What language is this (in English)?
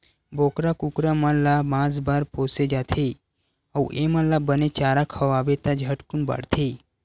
Chhattisgarhi